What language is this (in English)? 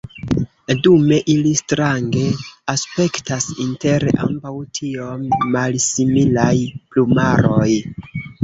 Esperanto